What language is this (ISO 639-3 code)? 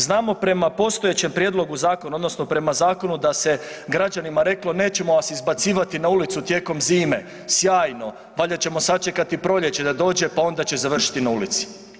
hrv